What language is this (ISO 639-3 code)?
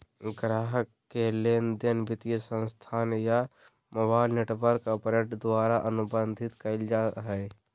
mag